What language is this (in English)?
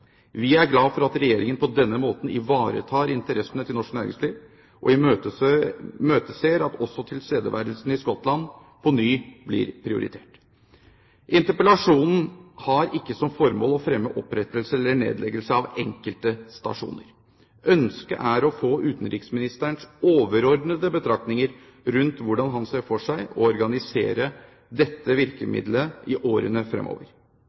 Norwegian Bokmål